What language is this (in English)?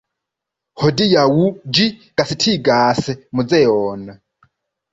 Esperanto